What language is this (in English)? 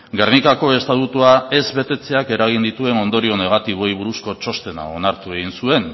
Basque